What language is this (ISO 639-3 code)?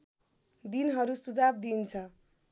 nep